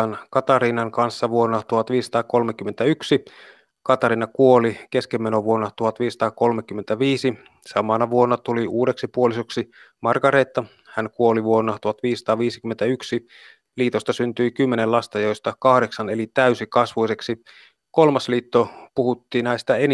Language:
Finnish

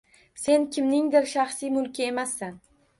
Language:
Uzbek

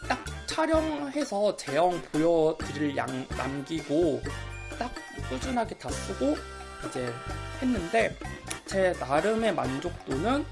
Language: Korean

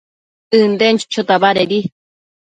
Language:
Matsés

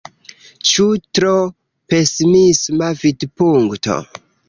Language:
Esperanto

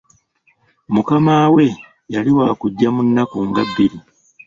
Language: Ganda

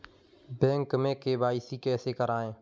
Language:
Hindi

